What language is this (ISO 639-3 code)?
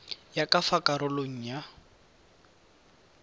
tsn